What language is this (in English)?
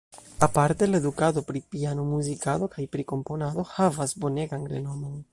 Esperanto